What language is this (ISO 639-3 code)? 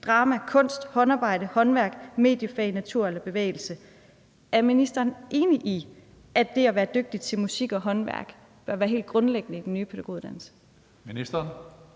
dan